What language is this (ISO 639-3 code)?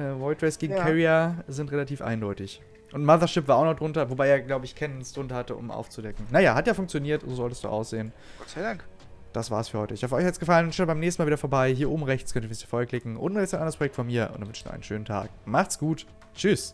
deu